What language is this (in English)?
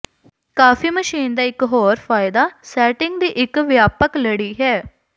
Punjabi